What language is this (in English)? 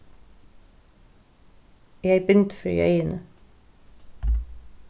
Faroese